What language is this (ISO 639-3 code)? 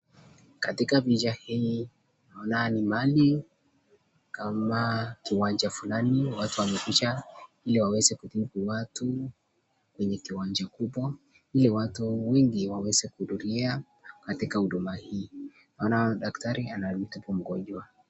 swa